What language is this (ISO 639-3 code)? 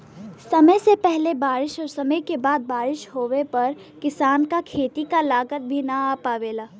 bho